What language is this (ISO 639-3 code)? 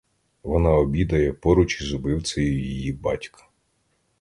ukr